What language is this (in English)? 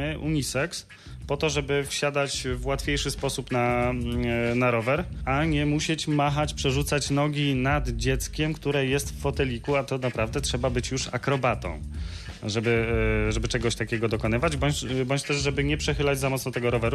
Polish